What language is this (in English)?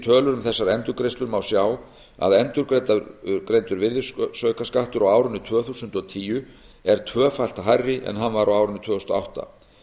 Icelandic